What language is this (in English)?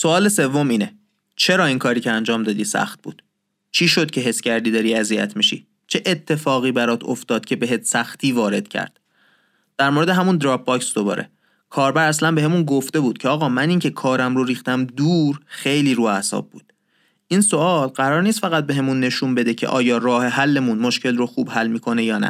Persian